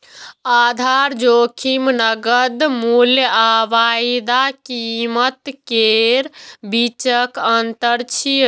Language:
Maithili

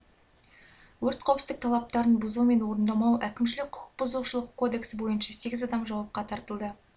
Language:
Kazakh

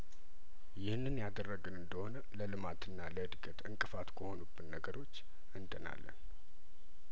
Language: Amharic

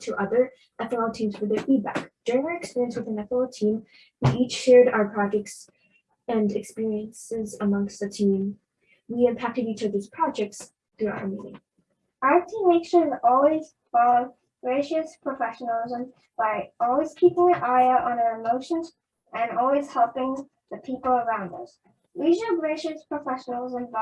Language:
English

